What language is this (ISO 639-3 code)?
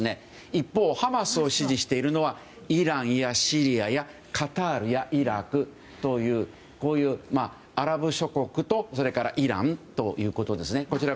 jpn